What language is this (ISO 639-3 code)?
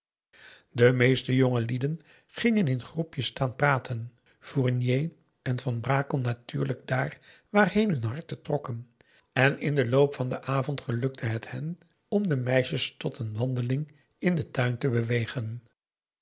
nld